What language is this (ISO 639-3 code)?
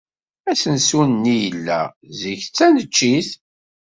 kab